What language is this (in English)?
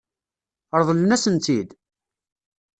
Kabyle